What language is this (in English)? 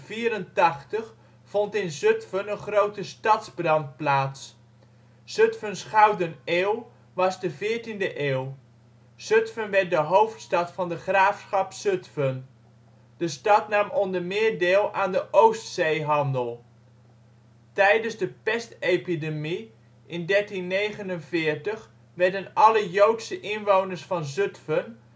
Dutch